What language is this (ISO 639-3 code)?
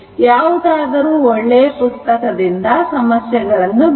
kan